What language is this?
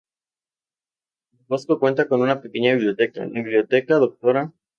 Spanish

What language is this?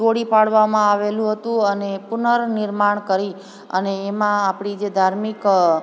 Gujarati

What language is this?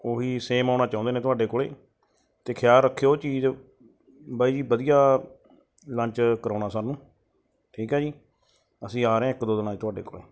Punjabi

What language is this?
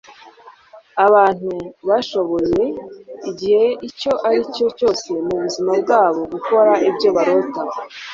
Kinyarwanda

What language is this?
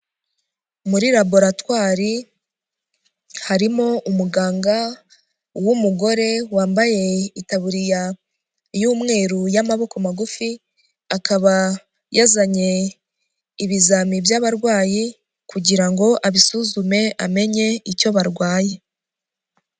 Kinyarwanda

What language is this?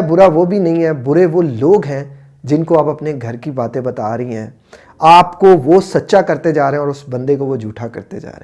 Hindi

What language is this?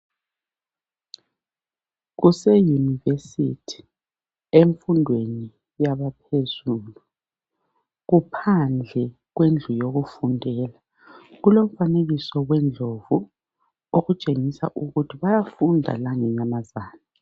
North Ndebele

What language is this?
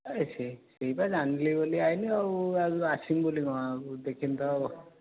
Odia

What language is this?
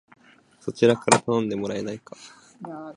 Japanese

